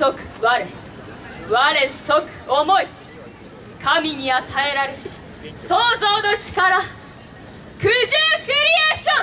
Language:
Japanese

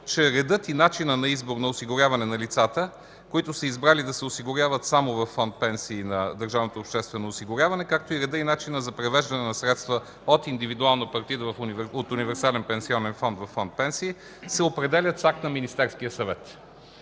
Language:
Bulgarian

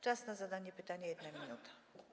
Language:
Polish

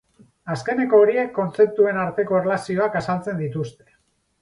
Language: Basque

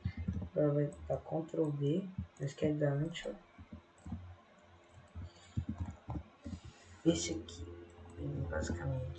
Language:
Portuguese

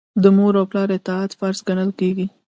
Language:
Pashto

